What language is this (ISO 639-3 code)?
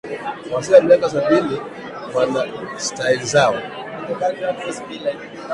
swa